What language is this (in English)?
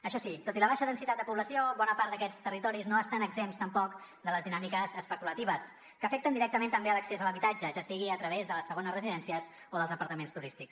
Catalan